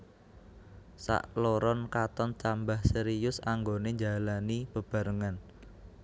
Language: Javanese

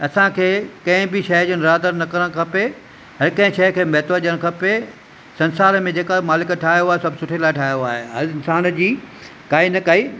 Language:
Sindhi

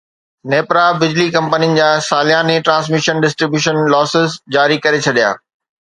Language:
Sindhi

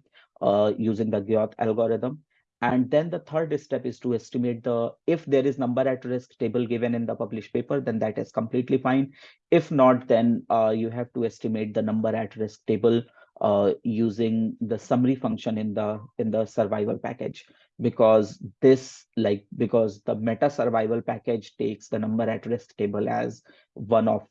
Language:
English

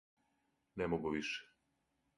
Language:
Serbian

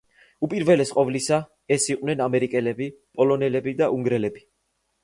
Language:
Georgian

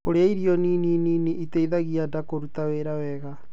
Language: Kikuyu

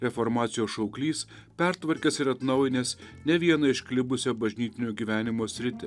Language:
Lithuanian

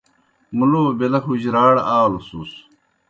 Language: Kohistani Shina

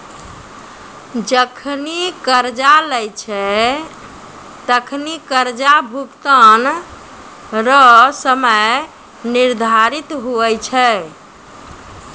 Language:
Maithili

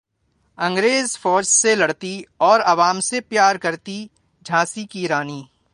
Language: Urdu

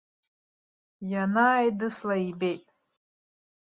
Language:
Abkhazian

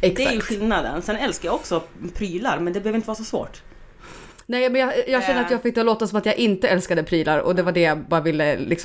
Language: Swedish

